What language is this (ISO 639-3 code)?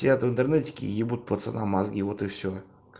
rus